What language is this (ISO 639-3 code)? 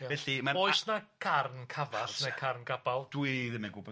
cym